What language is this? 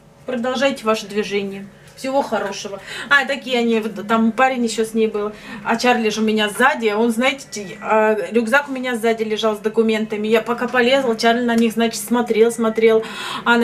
Russian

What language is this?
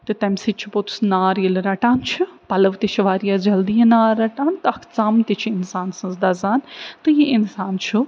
Kashmiri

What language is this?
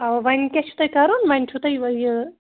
Kashmiri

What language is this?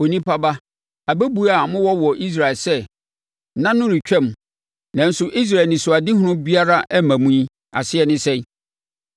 Akan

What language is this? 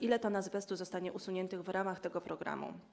Polish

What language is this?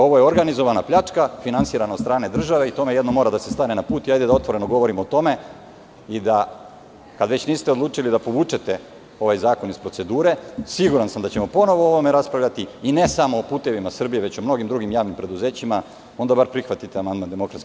Serbian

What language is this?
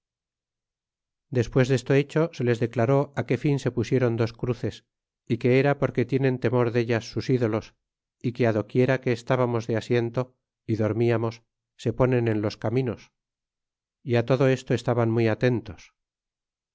Spanish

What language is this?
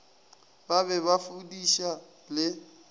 Northern Sotho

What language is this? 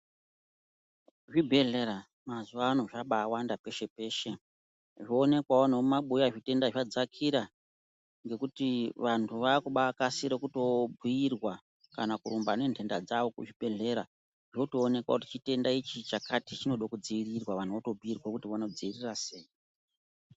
Ndau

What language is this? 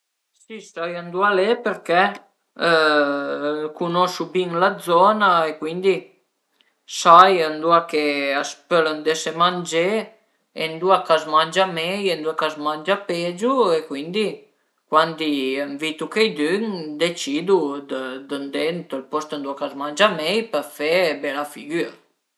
Piedmontese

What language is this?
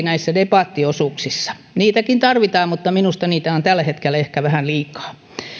Finnish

